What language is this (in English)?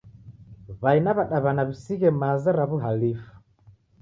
Taita